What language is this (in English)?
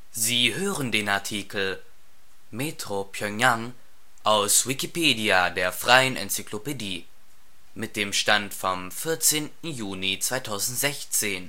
German